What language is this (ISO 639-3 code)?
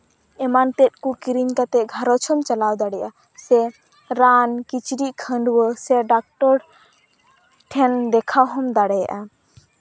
sat